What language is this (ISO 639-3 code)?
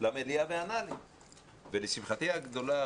heb